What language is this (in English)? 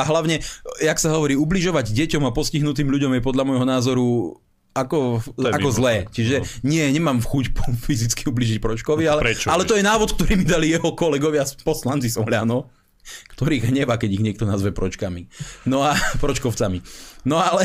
Slovak